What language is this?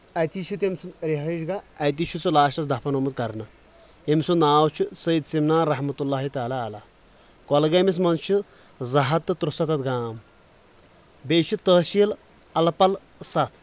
Kashmiri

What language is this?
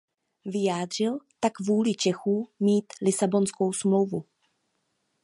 Czech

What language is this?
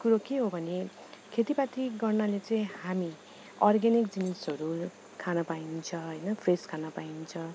Nepali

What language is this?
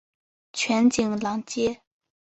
Chinese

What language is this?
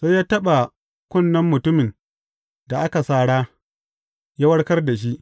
Hausa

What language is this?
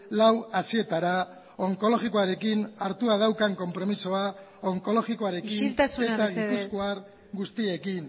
Basque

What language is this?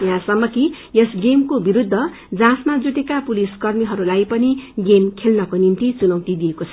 Nepali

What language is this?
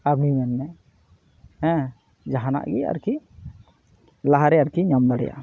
Santali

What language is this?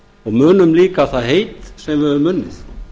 Icelandic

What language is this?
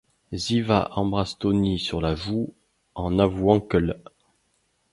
French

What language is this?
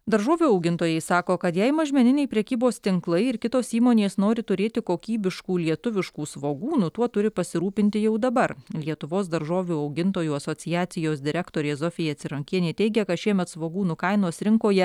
Lithuanian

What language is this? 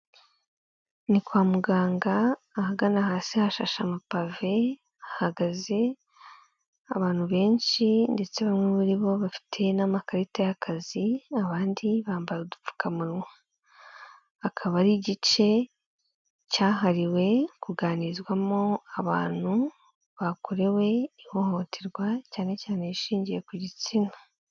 Kinyarwanda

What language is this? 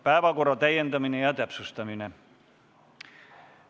Estonian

